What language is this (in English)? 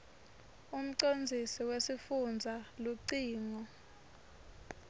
Swati